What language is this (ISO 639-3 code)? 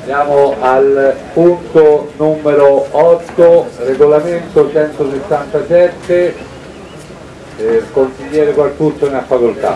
ita